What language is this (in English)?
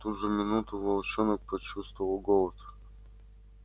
Russian